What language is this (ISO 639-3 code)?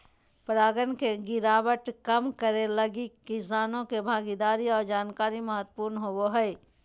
mag